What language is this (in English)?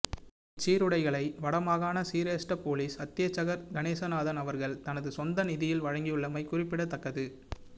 Tamil